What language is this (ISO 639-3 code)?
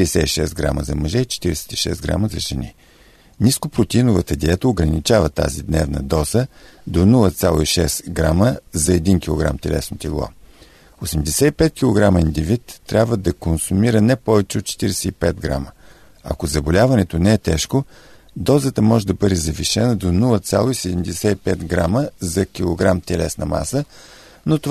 bul